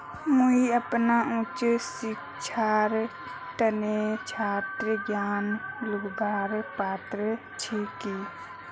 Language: Magahi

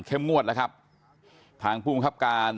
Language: Thai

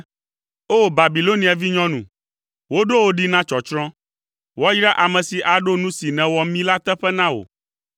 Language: Ewe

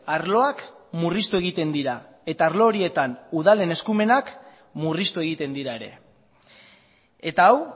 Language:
Basque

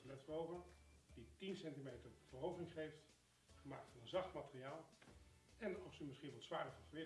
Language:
Dutch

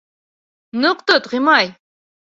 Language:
Bashkir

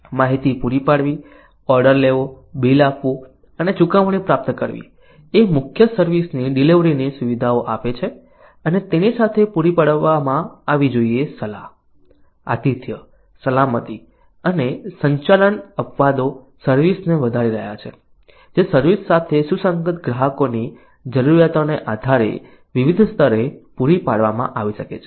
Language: Gujarati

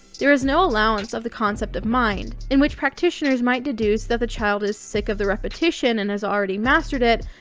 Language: English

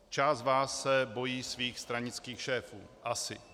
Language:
Czech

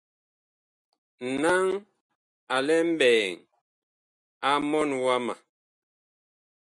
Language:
Bakoko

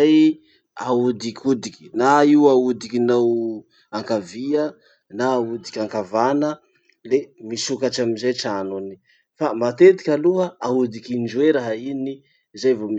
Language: Masikoro Malagasy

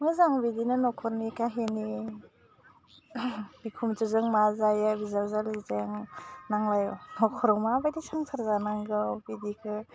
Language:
Bodo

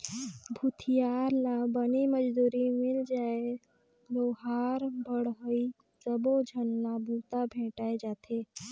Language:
Chhattisgarhi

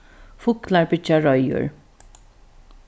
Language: Faroese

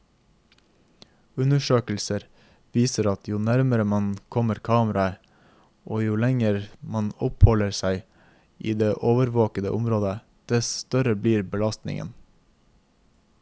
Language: Norwegian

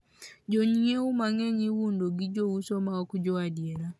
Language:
Luo (Kenya and Tanzania)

